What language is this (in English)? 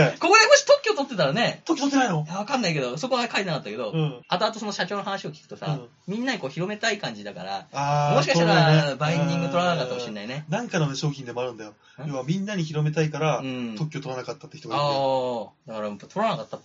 Japanese